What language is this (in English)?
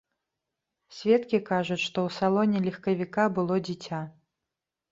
Belarusian